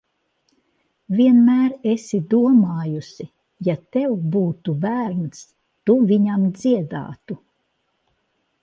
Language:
Latvian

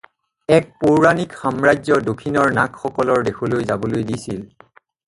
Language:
Assamese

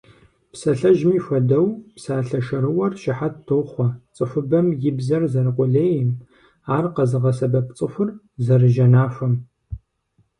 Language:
Kabardian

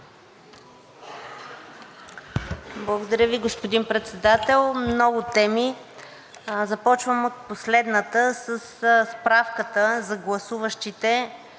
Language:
Bulgarian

